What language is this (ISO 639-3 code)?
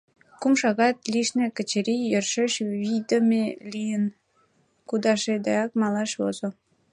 chm